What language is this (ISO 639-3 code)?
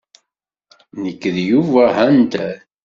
kab